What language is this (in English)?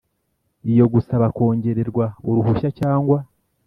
Kinyarwanda